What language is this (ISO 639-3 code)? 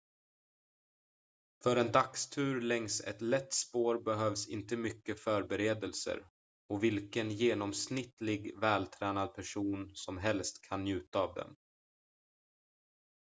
swe